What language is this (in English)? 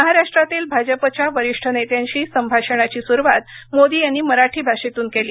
Marathi